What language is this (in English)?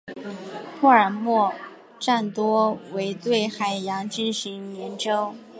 Chinese